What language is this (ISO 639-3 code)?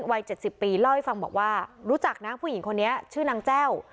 tha